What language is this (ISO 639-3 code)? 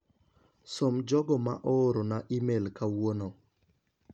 luo